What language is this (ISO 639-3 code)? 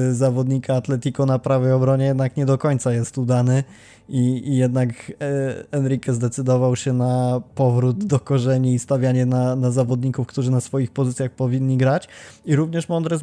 pol